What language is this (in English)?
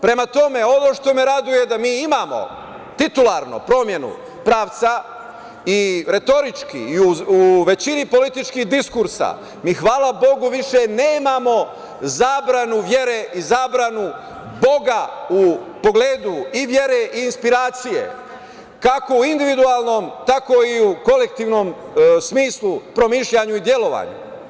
Serbian